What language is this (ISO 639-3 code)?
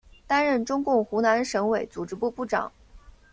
zho